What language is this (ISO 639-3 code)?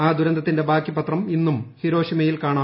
mal